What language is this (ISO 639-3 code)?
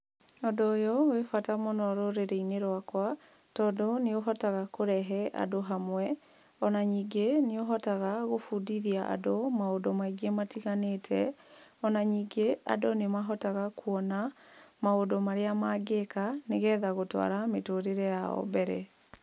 kik